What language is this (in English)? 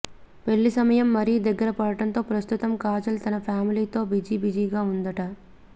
Telugu